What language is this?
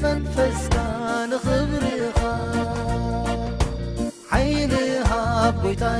Tigrinya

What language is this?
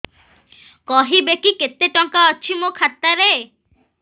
Odia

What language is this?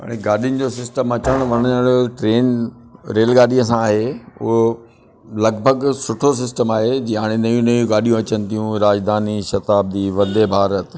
Sindhi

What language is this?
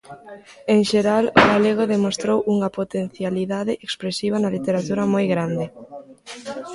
Galician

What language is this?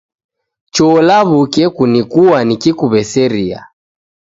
Taita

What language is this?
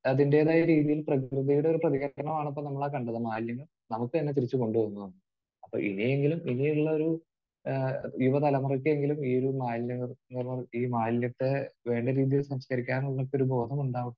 Malayalam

